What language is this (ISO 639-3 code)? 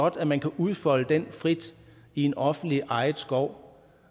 dan